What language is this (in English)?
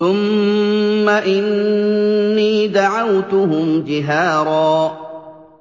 Arabic